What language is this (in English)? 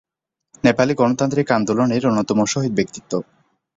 Bangla